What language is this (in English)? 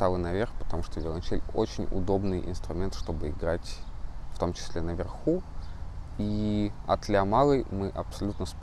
Russian